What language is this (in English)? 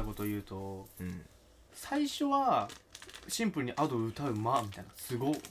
Japanese